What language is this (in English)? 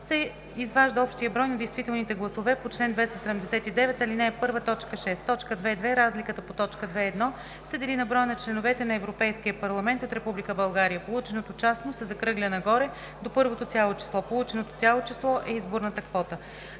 Bulgarian